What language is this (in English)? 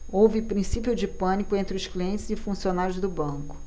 Portuguese